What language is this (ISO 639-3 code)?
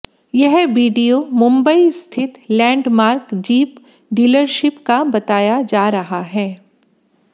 hin